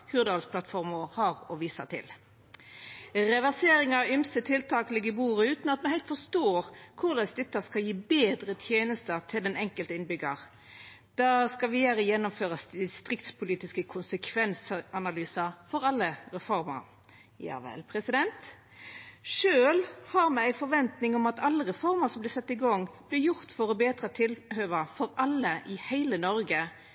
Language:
Norwegian Nynorsk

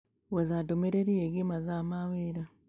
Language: Kikuyu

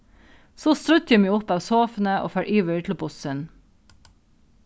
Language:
Faroese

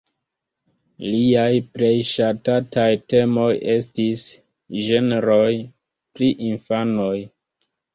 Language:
Esperanto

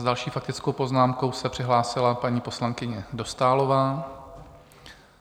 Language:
Czech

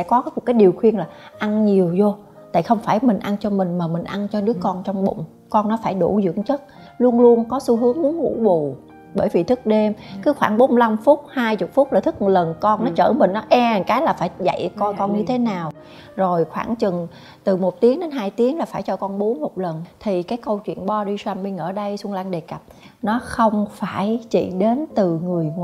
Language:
Vietnamese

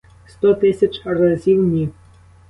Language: Ukrainian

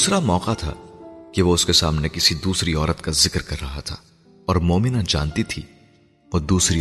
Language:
Urdu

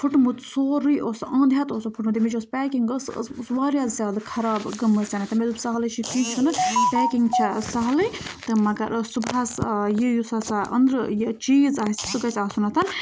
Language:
Kashmiri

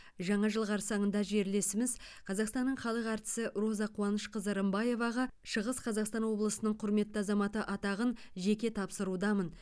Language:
Kazakh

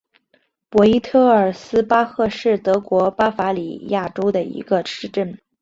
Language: Chinese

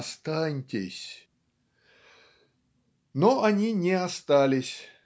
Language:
Russian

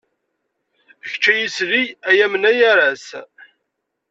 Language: Kabyle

